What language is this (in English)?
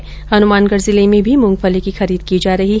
Hindi